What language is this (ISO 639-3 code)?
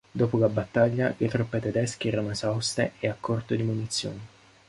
ita